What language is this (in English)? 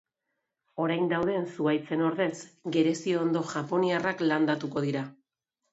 Basque